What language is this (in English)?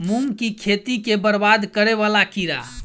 Maithili